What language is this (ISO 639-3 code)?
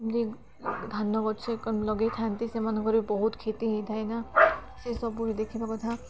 ori